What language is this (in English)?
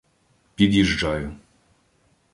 Ukrainian